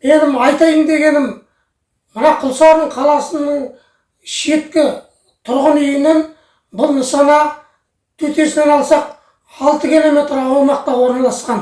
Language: Turkish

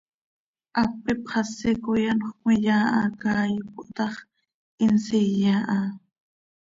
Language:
Seri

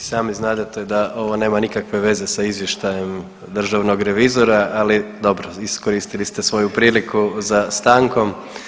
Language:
Croatian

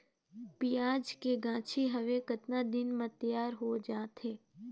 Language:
Chhattisgarhi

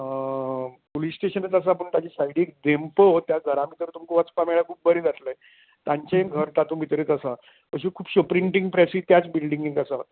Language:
Konkani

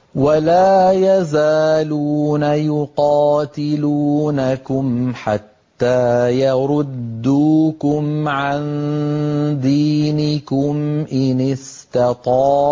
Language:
Arabic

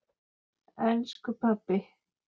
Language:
Icelandic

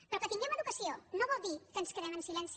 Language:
Catalan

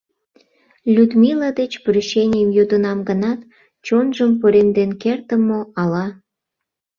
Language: Mari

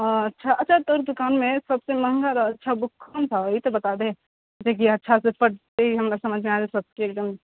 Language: Maithili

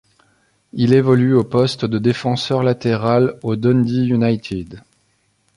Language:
French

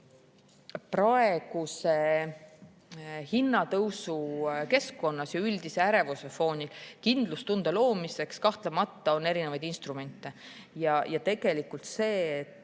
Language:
Estonian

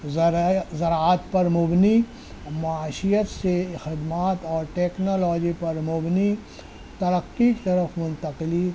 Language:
Urdu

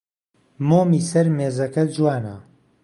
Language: Central Kurdish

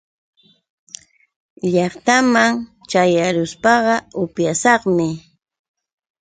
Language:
Yauyos Quechua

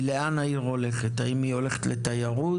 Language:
Hebrew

